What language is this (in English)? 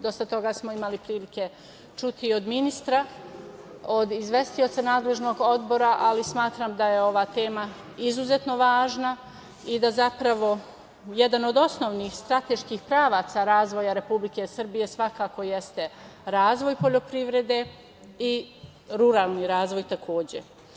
Serbian